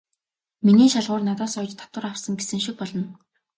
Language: Mongolian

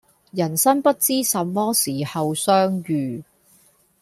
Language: Cantonese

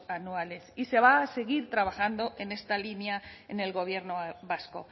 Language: Spanish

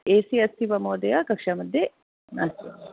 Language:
Sanskrit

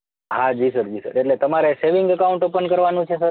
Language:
Gujarati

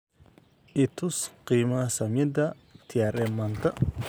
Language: Somali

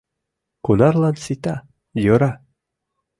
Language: Mari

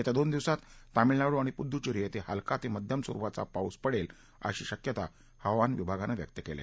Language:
Marathi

